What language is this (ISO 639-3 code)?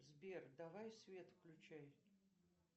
rus